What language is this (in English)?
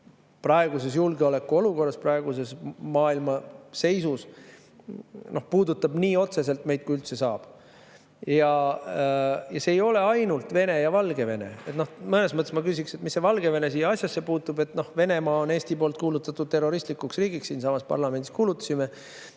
Estonian